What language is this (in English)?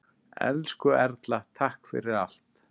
Icelandic